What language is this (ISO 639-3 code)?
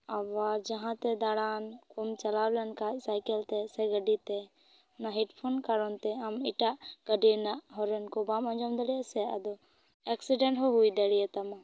sat